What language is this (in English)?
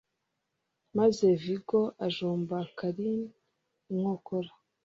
Kinyarwanda